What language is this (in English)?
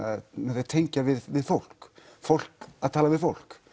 Icelandic